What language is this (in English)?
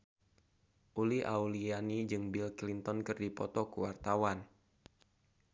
Sundanese